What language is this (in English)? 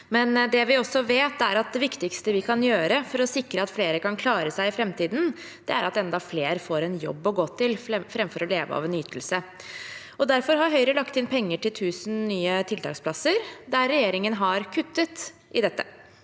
Norwegian